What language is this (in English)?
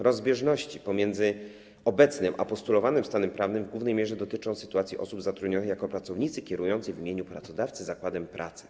Polish